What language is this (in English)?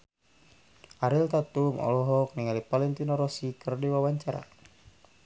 Sundanese